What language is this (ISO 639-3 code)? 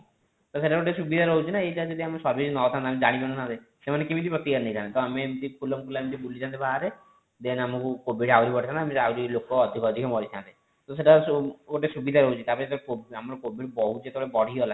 ori